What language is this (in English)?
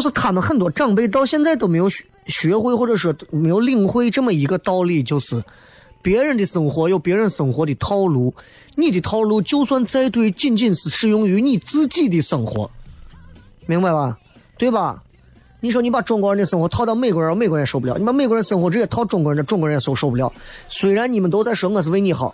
Chinese